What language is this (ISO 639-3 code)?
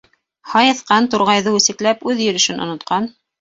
bak